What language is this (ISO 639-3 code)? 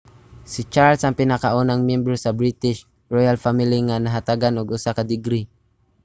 ceb